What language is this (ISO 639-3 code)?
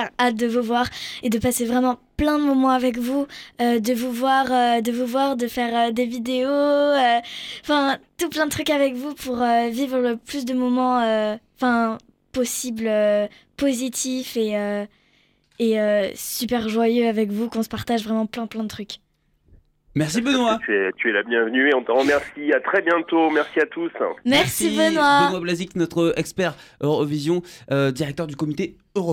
fra